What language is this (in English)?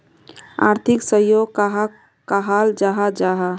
Magahi